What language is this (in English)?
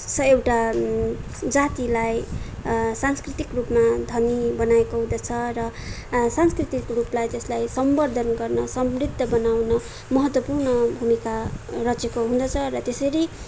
Nepali